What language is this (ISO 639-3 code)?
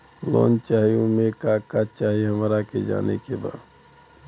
bho